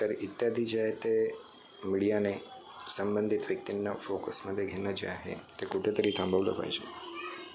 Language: Marathi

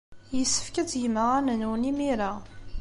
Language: Kabyle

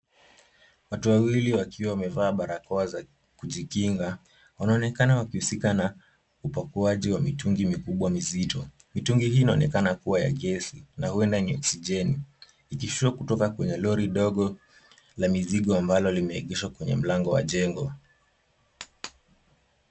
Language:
Swahili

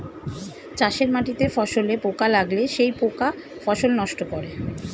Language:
Bangla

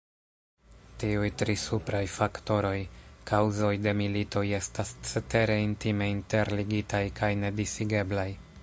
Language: Esperanto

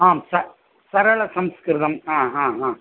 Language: Sanskrit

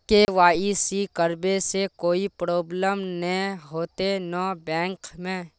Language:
Magahi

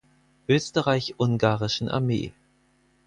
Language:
German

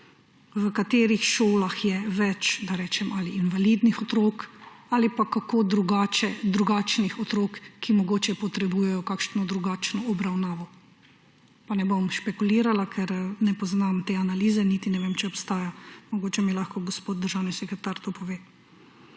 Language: Slovenian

